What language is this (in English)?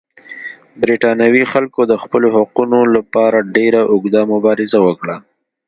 Pashto